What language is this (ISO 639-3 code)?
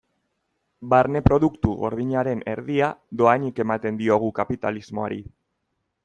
eus